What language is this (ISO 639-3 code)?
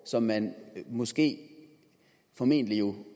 dan